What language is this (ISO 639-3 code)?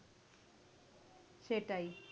ben